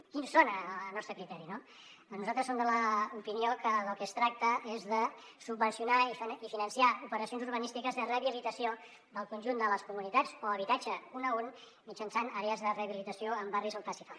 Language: Catalan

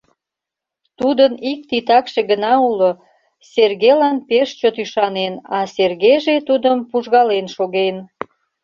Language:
Mari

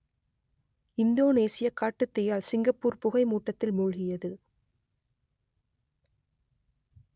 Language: Tamil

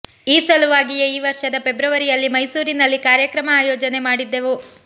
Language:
Kannada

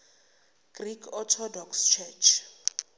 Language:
Zulu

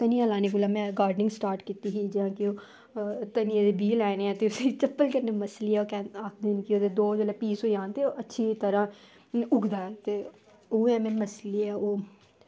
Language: Dogri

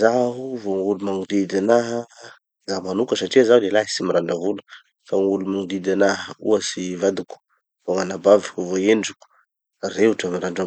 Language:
Tanosy Malagasy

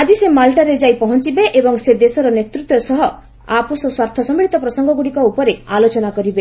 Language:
Odia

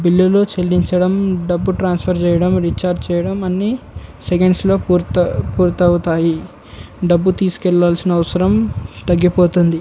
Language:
Telugu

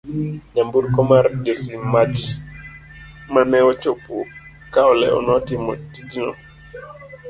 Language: Luo (Kenya and Tanzania)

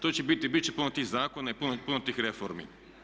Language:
Croatian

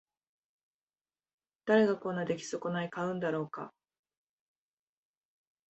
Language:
Japanese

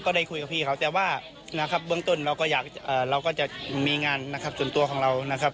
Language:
Thai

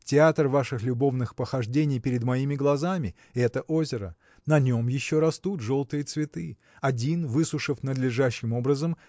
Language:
Russian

